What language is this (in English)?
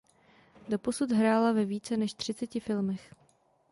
Czech